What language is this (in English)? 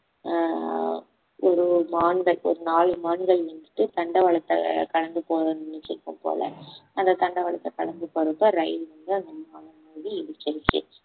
Tamil